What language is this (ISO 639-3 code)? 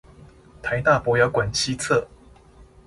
zho